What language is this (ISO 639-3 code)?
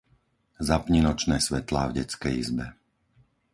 slk